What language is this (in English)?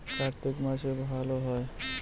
Bangla